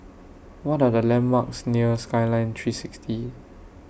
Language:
English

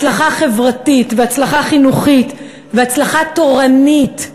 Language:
Hebrew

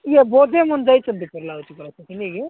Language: Odia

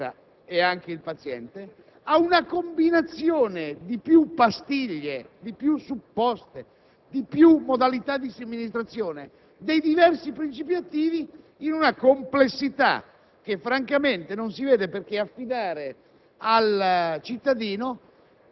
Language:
Italian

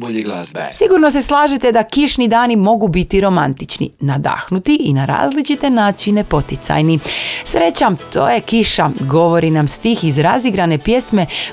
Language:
Croatian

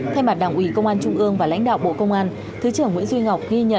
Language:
Vietnamese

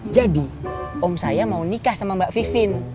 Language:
Indonesian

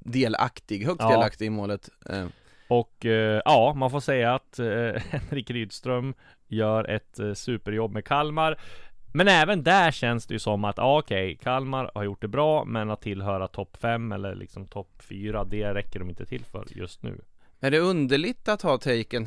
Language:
Swedish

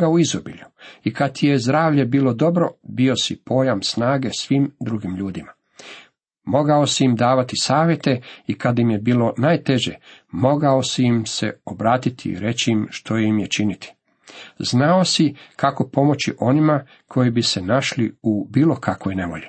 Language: Croatian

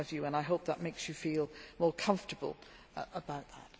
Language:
English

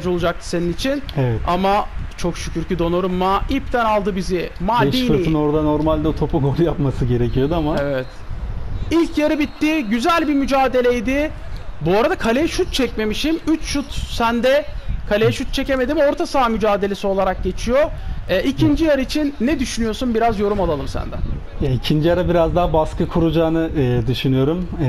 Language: Turkish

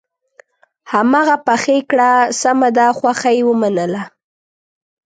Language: Pashto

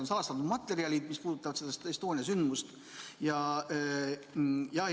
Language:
Estonian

